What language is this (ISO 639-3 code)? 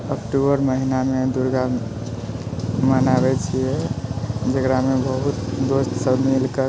mai